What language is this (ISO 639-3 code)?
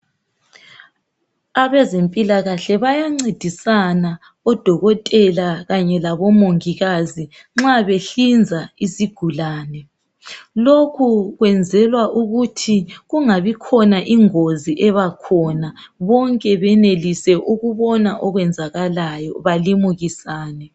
nde